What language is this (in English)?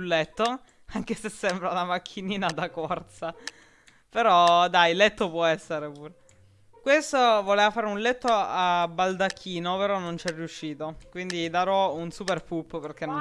Italian